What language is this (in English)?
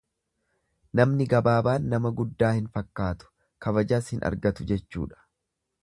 Oromo